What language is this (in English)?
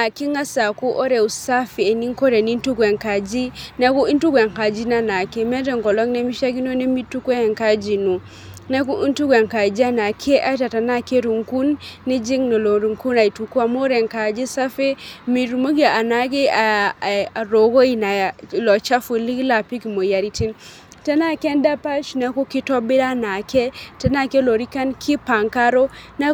Masai